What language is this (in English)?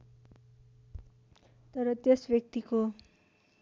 Nepali